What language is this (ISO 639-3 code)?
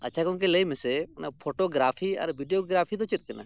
sat